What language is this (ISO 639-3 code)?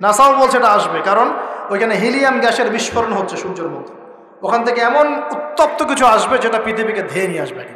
ara